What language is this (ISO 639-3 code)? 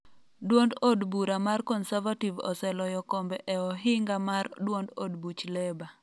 luo